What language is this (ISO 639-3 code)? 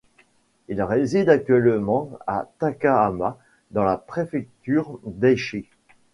fra